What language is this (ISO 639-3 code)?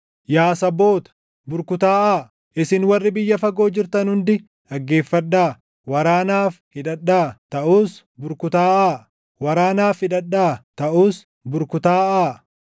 orm